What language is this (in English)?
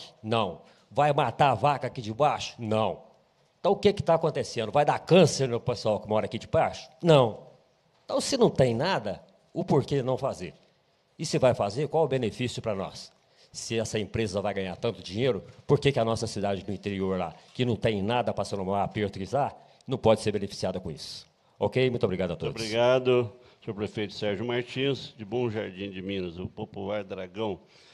Portuguese